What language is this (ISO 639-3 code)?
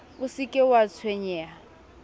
sot